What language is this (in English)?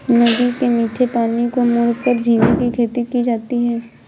Hindi